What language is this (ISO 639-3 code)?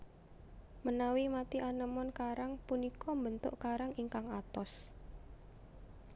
jav